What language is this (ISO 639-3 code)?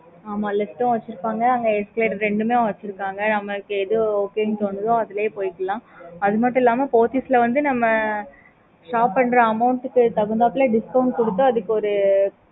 tam